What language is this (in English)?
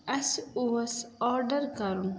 Kashmiri